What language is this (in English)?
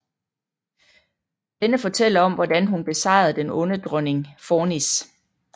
Danish